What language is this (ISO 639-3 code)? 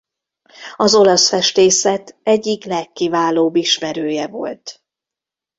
hun